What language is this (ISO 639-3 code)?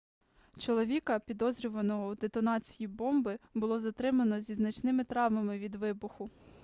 ukr